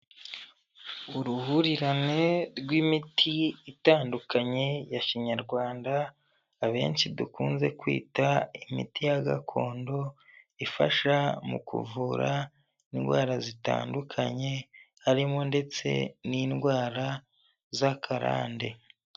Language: Kinyarwanda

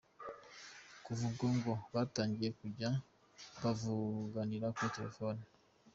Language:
Kinyarwanda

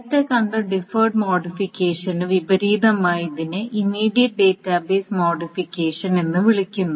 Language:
Malayalam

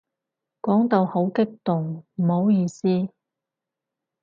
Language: Cantonese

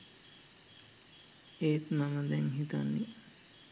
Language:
Sinhala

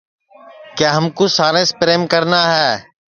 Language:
Sansi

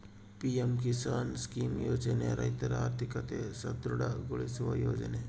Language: Kannada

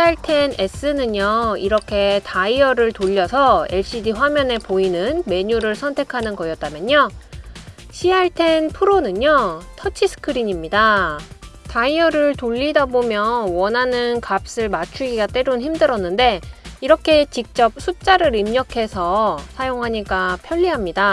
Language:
Korean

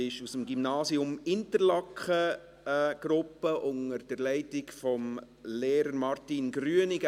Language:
Swiss German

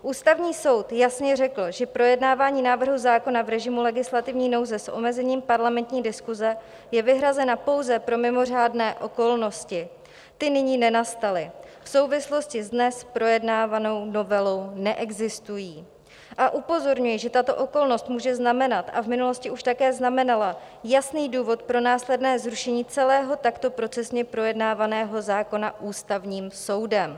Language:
Czech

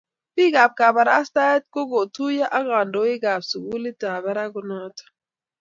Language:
Kalenjin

